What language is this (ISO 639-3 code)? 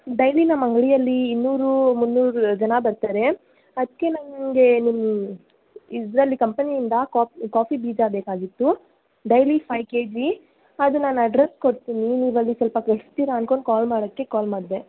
kan